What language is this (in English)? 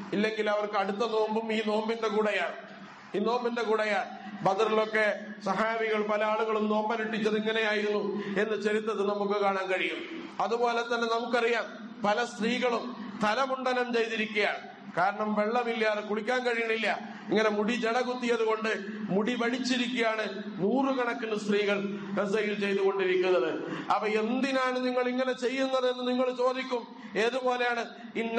Arabic